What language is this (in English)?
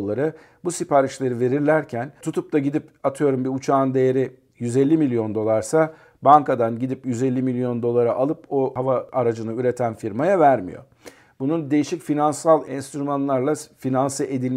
Turkish